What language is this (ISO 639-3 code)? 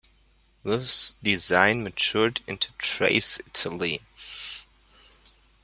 eng